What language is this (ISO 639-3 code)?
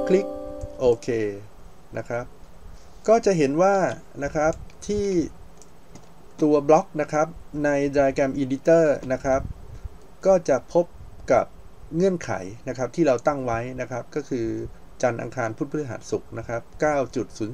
tha